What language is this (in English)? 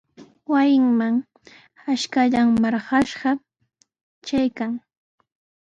Sihuas Ancash Quechua